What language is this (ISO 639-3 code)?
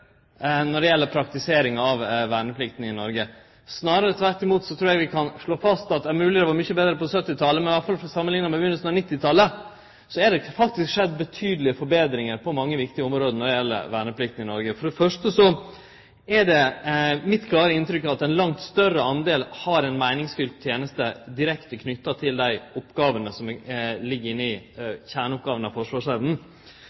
nno